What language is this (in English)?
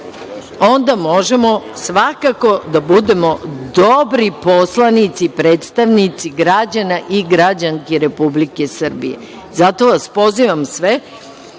Serbian